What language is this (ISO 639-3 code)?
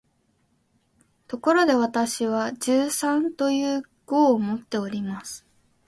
jpn